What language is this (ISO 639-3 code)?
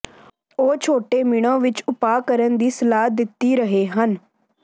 pan